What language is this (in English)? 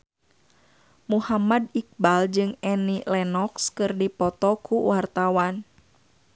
Sundanese